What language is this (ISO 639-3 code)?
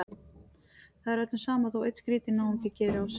isl